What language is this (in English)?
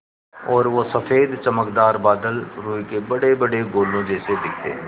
Hindi